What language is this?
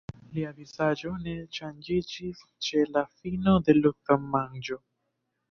Esperanto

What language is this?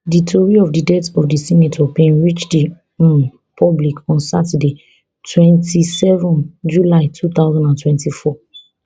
Nigerian Pidgin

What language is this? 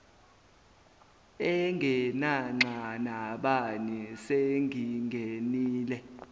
Zulu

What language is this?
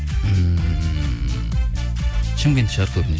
Kazakh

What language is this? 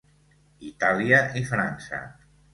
Catalan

